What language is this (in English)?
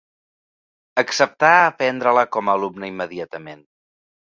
Catalan